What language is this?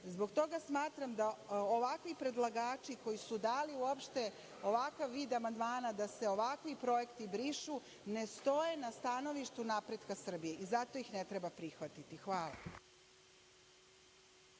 Serbian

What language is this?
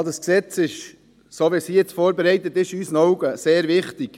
Swiss German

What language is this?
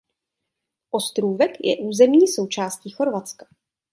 Czech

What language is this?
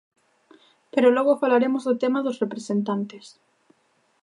Galician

